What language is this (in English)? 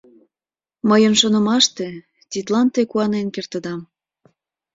Mari